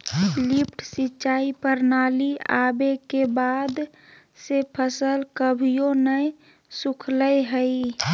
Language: Magahi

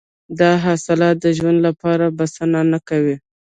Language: Pashto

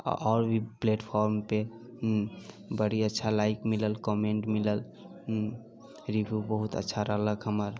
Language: Maithili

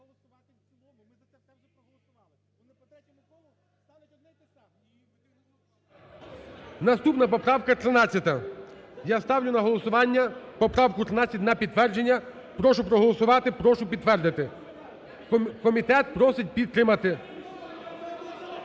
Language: Ukrainian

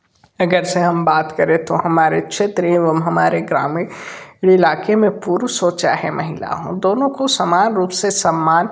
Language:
Hindi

